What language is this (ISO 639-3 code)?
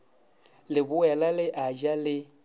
nso